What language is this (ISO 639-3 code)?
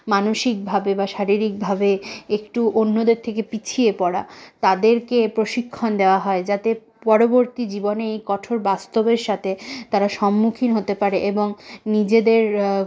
ben